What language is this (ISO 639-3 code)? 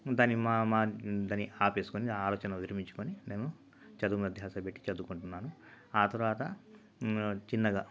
tel